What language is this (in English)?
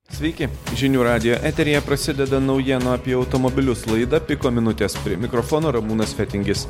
Lithuanian